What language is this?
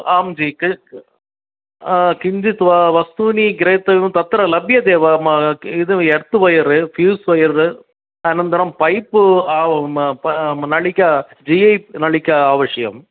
Sanskrit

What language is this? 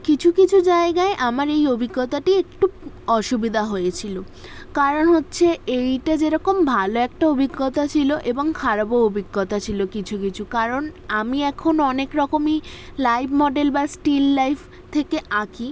Bangla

